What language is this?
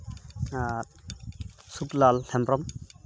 Santali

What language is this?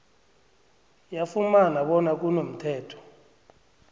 South Ndebele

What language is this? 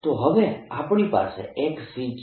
Gujarati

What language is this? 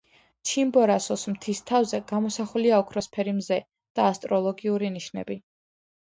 Georgian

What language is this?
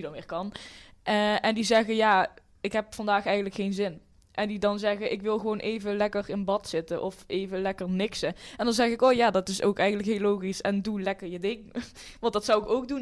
Dutch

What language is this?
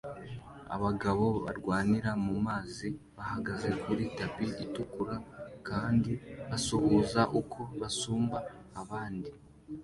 Kinyarwanda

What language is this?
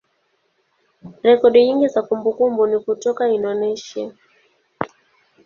Swahili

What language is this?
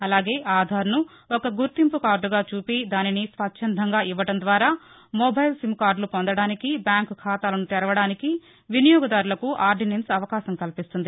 Telugu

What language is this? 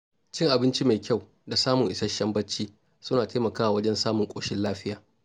Hausa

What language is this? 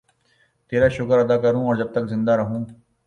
Urdu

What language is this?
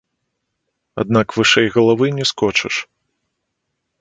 Belarusian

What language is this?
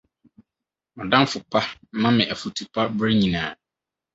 Akan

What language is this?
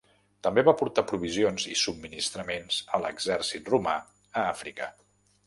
Catalan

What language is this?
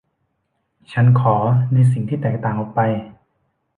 Thai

